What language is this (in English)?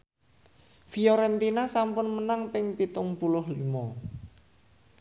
Javanese